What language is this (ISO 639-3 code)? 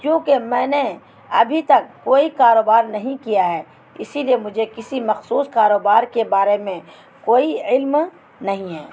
urd